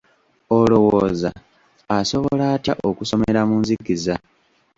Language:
Ganda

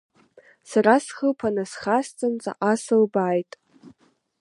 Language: Abkhazian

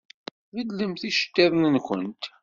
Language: Kabyle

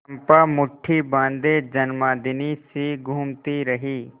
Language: Hindi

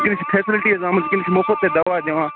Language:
Kashmiri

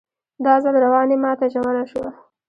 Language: Pashto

